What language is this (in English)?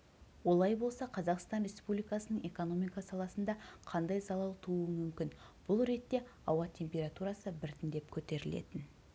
Kazakh